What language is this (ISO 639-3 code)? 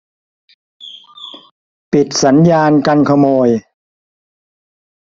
tha